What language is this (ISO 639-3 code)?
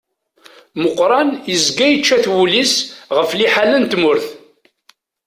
kab